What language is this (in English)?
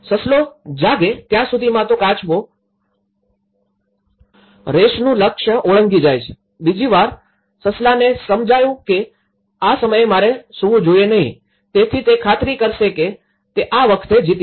Gujarati